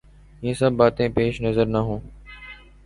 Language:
Urdu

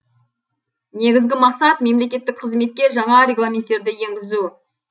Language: Kazakh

